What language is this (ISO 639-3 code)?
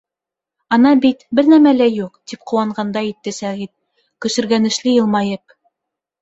bak